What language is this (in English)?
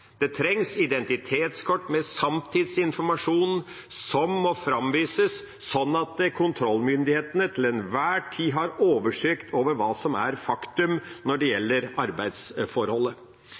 Norwegian Bokmål